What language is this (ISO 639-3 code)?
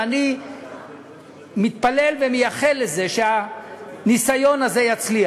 heb